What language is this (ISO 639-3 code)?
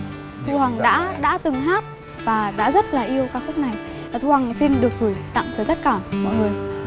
vie